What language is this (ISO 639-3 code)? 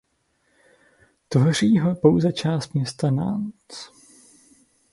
ces